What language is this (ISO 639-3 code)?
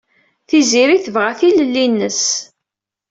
kab